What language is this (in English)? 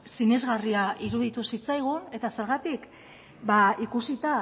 Basque